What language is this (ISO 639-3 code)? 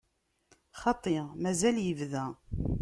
kab